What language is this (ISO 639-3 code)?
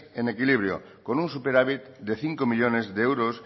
spa